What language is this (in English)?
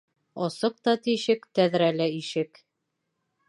Bashkir